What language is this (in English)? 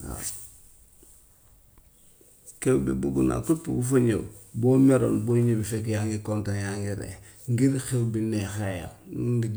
Gambian Wolof